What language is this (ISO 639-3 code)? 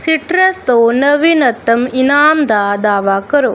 pan